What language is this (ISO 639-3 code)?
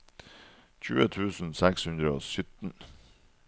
nor